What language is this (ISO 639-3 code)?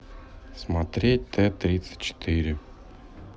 rus